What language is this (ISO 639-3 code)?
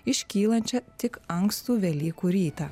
lit